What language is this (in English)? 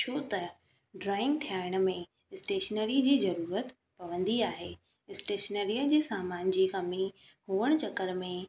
Sindhi